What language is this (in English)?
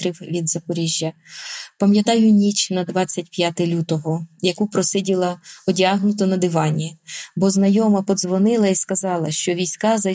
Ukrainian